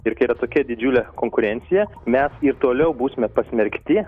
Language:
Lithuanian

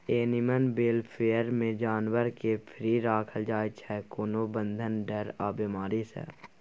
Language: Maithili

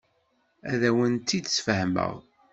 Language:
Kabyle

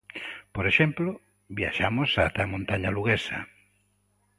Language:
Galician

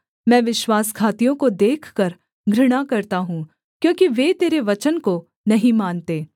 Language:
Hindi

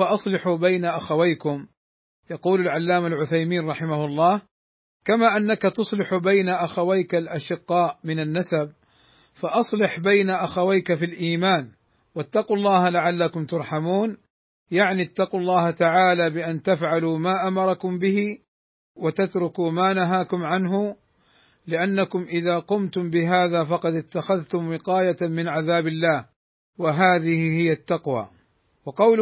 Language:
Arabic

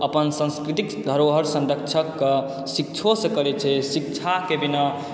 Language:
Maithili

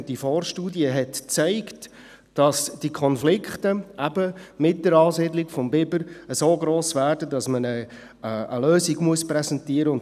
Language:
Swiss German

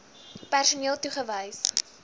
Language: Afrikaans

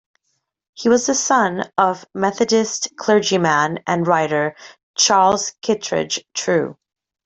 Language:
English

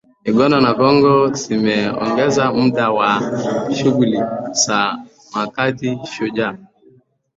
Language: Swahili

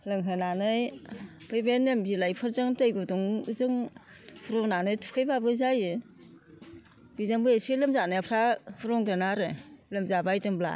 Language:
Bodo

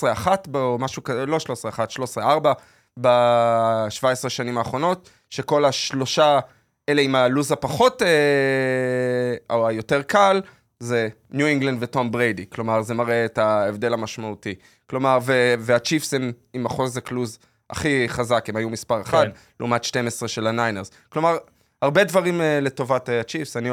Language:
Hebrew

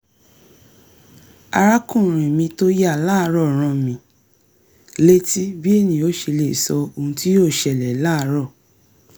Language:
Yoruba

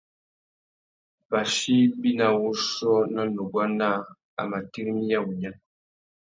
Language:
Tuki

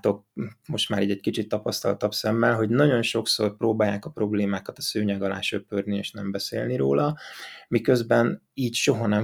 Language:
Hungarian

